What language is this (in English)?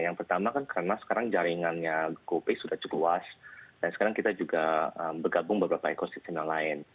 Indonesian